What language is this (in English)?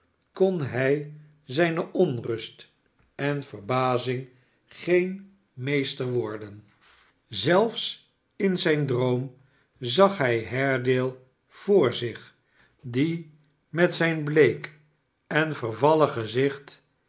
Dutch